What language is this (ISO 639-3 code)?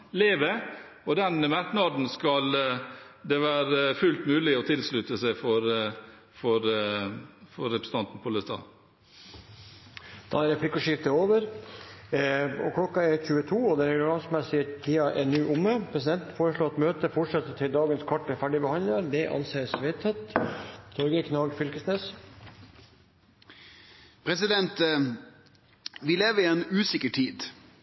nor